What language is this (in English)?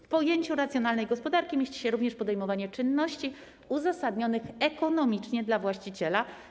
Polish